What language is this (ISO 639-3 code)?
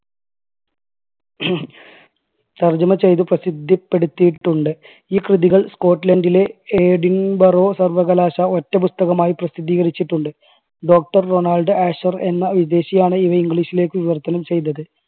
mal